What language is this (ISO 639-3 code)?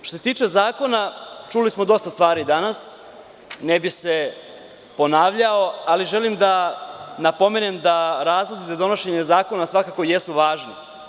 srp